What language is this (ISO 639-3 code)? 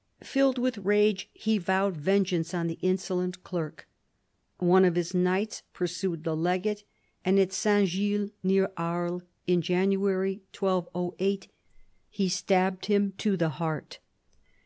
eng